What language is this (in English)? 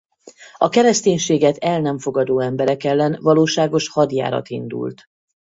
Hungarian